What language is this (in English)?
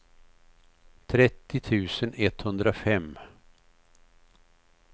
Swedish